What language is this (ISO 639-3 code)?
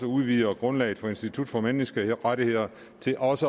dan